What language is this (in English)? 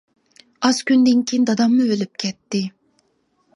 Uyghur